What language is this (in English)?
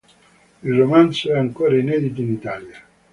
Italian